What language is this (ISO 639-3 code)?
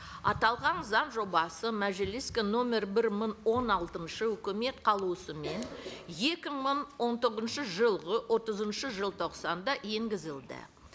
kaz